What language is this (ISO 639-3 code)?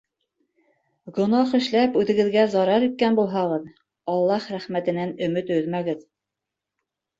bak